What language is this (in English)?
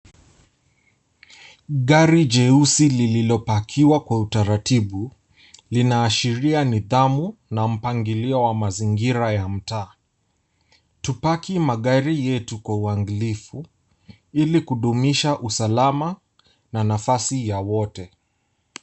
Swahili